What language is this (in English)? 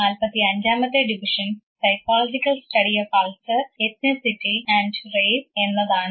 Malayalam